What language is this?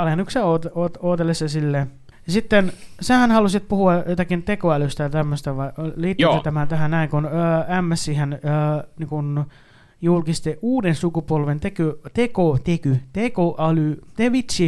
Finnish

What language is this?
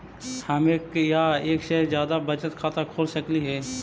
Magahi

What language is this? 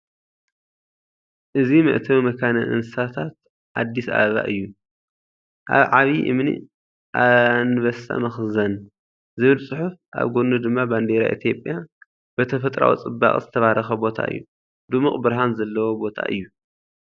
Tigrinya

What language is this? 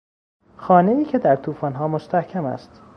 Persian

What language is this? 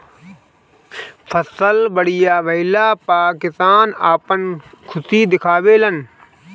Bhojpuri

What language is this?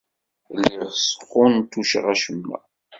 Kabyle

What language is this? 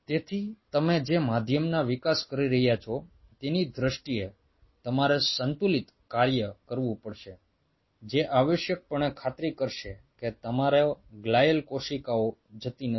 Gujarati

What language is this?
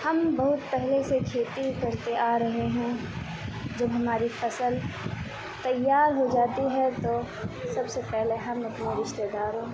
Urdu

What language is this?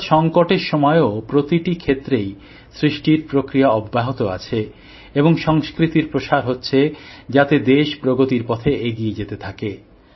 Bangla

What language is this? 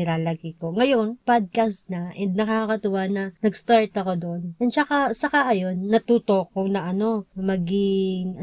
Filipino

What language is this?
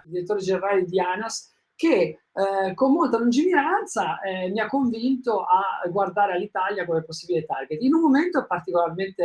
Italian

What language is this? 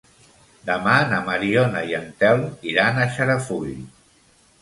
Catalan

